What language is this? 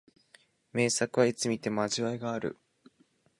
Japanese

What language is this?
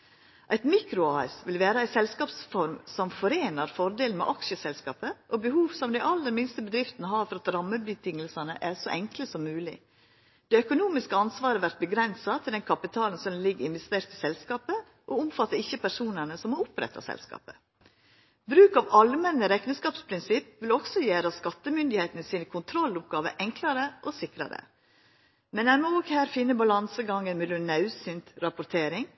Norwegian Nynorsk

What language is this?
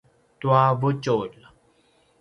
Paiwan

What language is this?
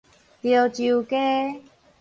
Min Nan Chinese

